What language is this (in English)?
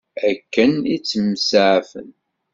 Kabyle